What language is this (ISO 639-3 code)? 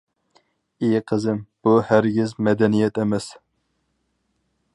uig